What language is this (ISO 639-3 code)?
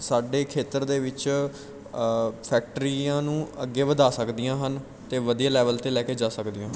pan